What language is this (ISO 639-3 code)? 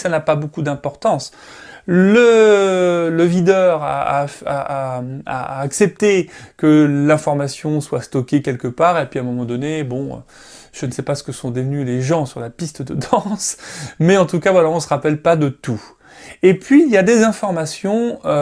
fra